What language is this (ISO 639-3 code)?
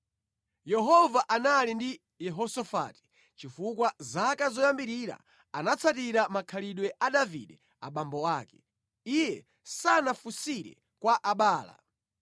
nya